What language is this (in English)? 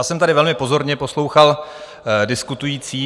Czech